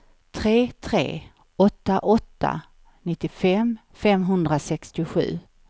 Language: Swedish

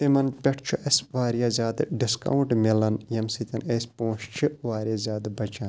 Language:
Kashmiri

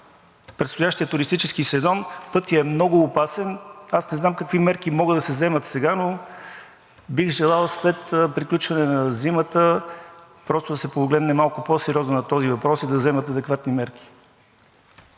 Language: Bulgarian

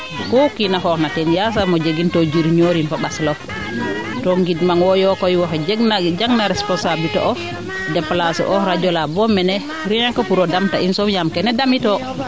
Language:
Serer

